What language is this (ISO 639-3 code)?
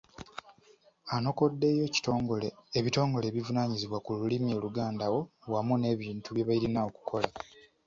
lug